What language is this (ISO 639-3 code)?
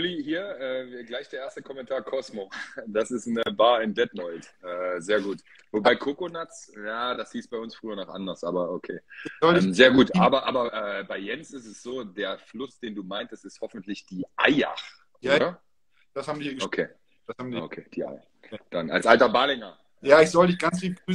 deu